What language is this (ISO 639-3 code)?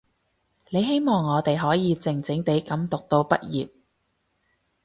yue